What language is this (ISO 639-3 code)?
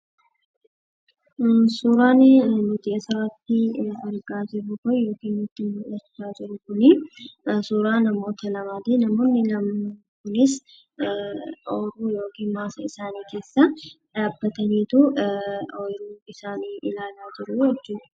orm